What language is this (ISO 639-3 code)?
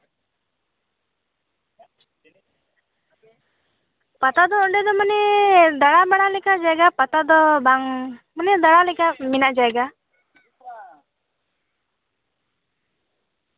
sat